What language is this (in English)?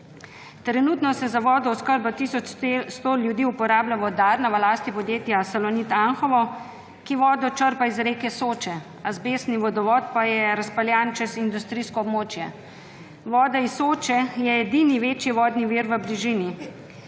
Slovenian